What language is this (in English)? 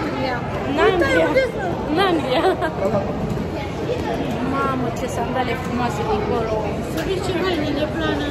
Romanian